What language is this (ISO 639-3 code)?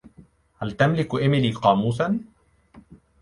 ara